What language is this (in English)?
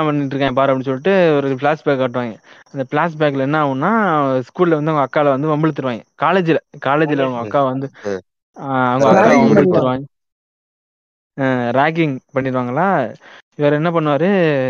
Tamil